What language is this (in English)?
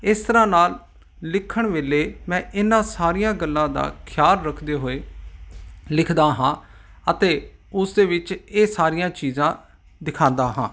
Punjabi